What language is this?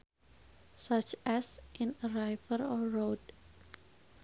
Sundanese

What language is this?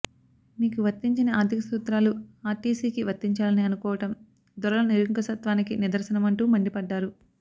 Telugu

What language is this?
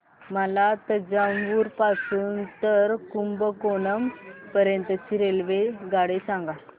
Marathi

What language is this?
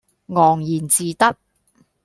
Cantonese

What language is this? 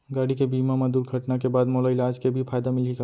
Chhattisgarhi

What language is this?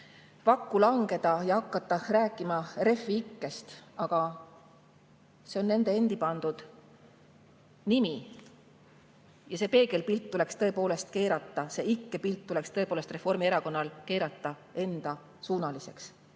Estonian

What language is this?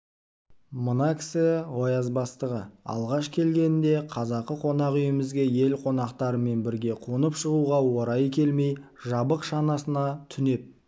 Kazakh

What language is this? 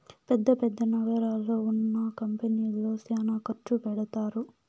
Telugu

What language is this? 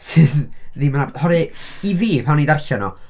Welsh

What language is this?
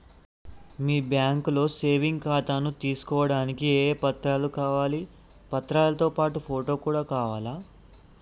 Telugu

